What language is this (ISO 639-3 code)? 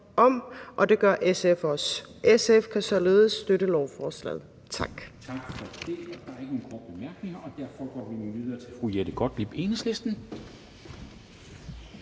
dan